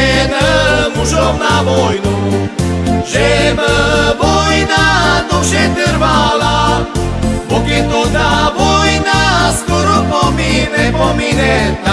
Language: Slovak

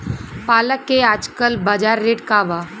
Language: Bhojpuri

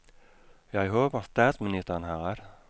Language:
Danish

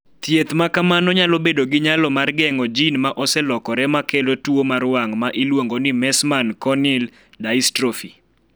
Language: Luo (Kenya and Tanzania)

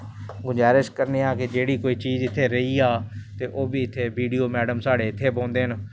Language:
Dogri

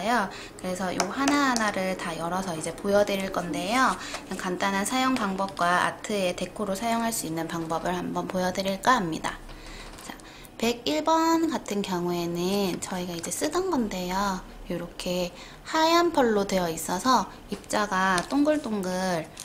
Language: Korean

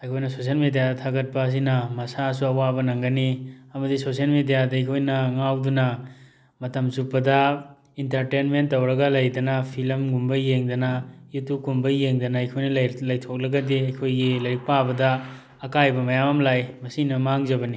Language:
Manipuri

